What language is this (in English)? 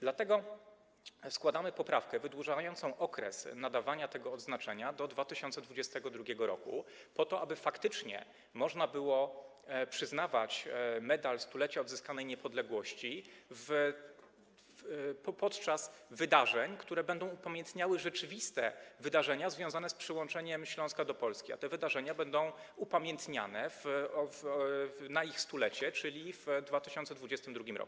Polish